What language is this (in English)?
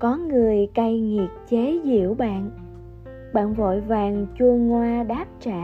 Vietnamese